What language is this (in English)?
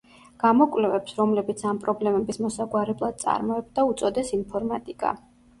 Georgian